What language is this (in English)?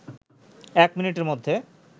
Bangla